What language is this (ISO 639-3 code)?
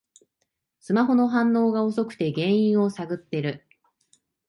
jpn